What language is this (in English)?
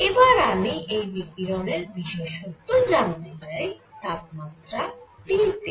Bangla